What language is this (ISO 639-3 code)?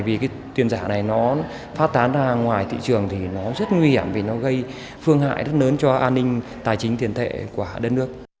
vie